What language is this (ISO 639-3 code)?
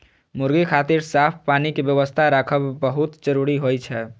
mai